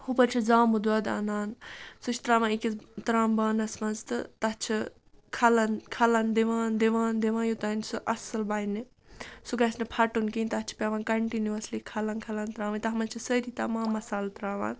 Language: Kashmiri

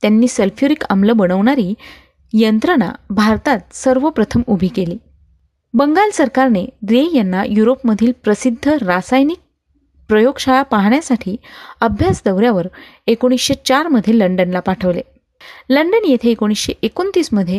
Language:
Marathi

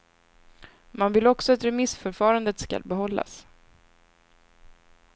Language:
Swedish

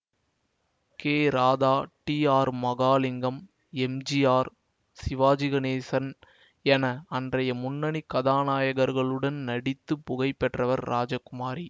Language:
Tamil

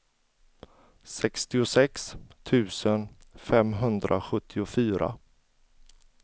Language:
Swedish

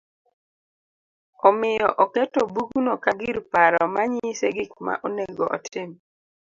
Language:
Luo (Kenya and Tanzania)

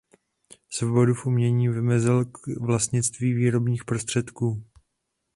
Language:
Czech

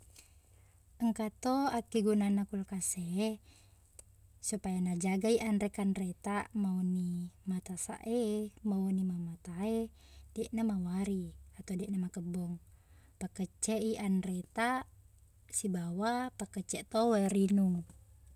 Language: Buginese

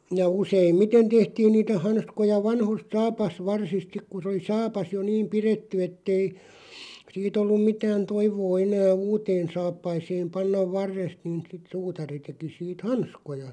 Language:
Finnish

